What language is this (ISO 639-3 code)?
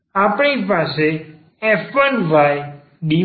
guj